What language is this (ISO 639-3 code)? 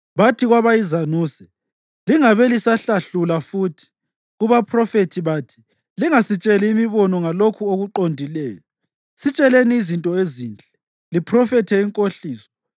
nde